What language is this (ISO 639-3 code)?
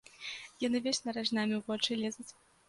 bel